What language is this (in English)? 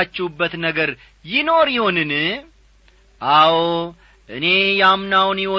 Amharic